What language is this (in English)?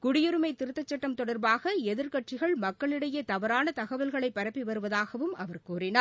Tamil